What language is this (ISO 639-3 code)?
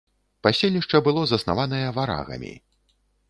bel